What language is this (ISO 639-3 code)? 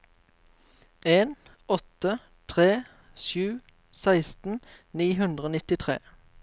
nor